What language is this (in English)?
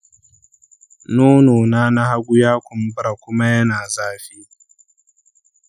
Hausa